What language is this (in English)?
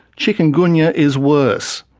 English